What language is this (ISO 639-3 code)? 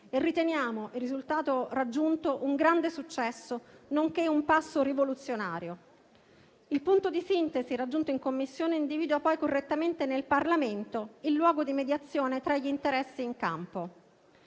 ita